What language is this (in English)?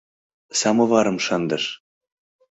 Mari